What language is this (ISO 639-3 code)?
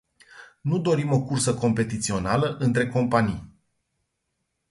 ron